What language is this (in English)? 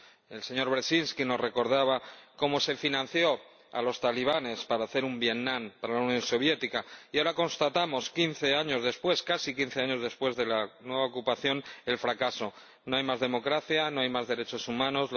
Spanish